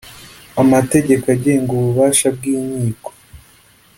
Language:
Kinyarwanda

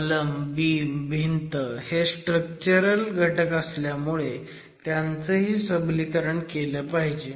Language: Marathi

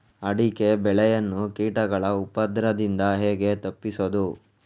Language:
Kannada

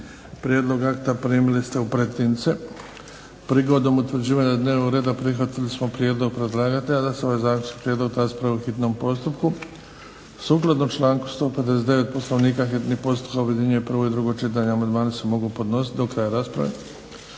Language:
Croatian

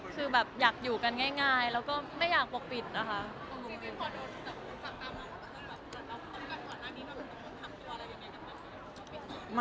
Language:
Thai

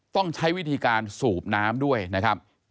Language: Thai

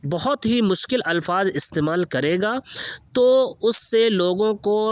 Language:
Urdu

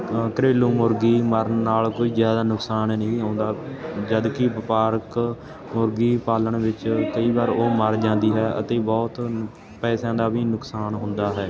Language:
Punjabi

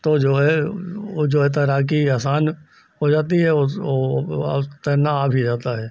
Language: Hindi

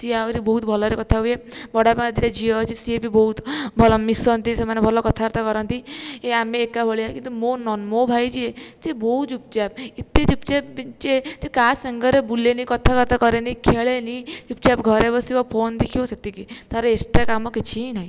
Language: Odia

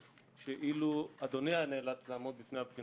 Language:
Hebrew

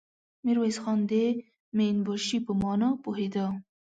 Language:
Pashto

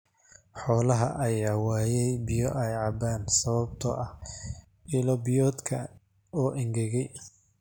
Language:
Somali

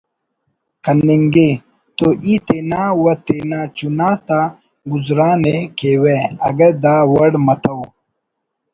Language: Brahui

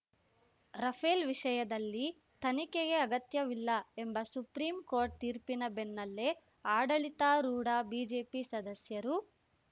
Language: Kannada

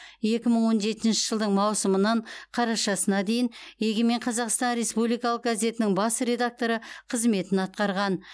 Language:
Kazakh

